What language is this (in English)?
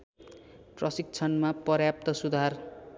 Nepali